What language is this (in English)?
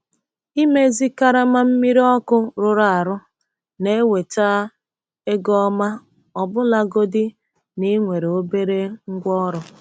Igbo